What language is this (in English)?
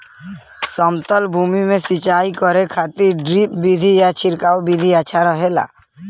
Bhojpuri